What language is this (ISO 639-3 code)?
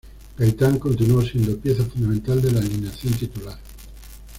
spa